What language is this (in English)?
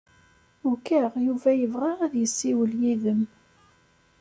Kabyle